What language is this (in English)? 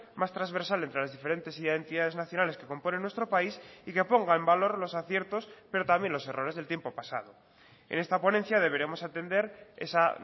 Spanish